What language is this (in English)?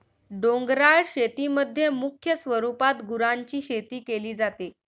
Marathi